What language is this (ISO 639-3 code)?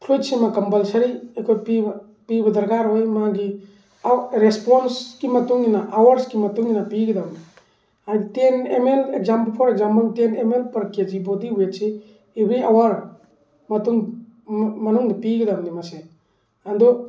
mni